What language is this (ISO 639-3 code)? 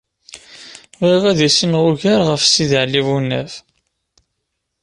kab